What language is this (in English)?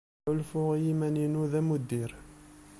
Kabyle